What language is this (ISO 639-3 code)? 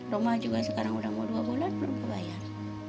ind